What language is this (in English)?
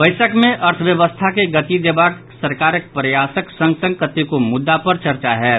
Maithili